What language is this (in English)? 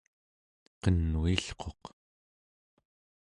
Central Yupik